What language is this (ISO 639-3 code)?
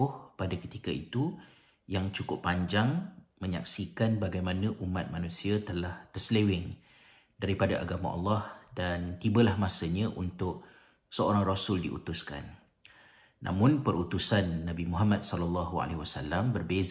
msa